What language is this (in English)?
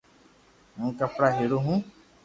Loarki